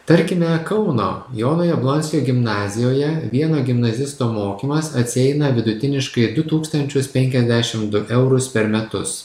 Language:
Lithuanian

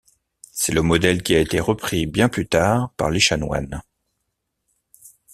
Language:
French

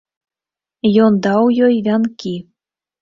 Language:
Belarusian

